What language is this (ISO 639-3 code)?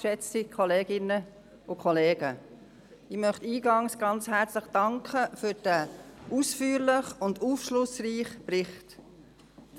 gsw